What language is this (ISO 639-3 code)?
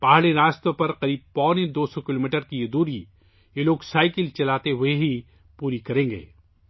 urd